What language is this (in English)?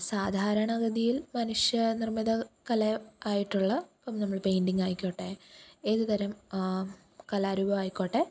Malayalam